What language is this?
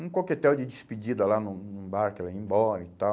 Portuguese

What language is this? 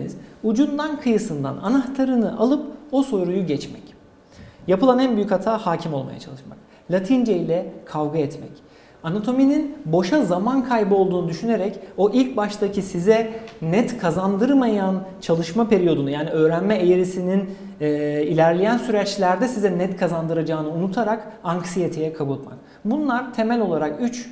Turkish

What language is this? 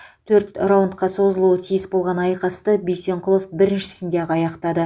Kazakh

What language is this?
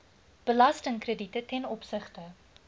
Afrikaans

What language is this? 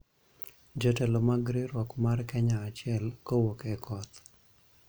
Luo (Kenya and Tanzania)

